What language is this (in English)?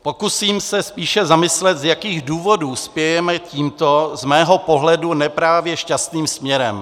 Czech